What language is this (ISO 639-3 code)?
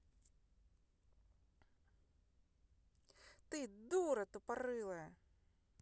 rus